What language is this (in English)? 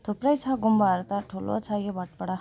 Nepali